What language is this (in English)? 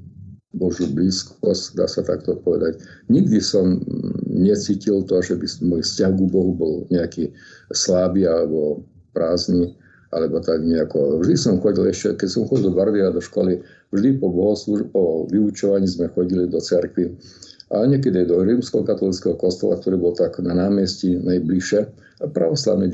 Slovak